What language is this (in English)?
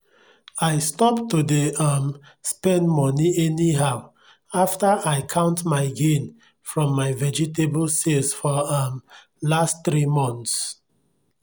Nigerian Pidgin